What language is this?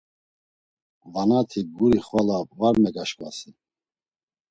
Laz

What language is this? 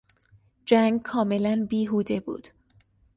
Persian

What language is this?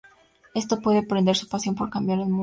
Spanish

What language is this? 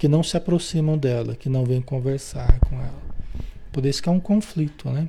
Portuguese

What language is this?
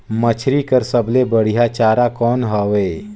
Chhattisgarhi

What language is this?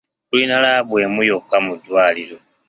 Ganda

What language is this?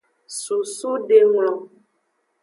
Aja (Benin)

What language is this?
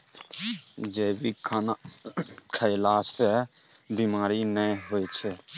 Maithili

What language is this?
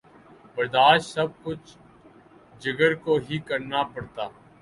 Urdu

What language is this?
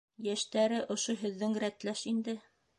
Bashkir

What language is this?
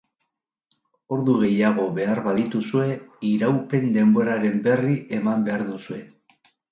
Basque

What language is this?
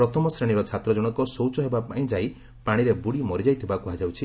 Odia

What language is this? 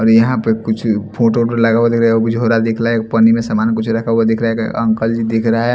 Hindi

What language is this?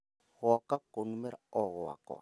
Kikuyu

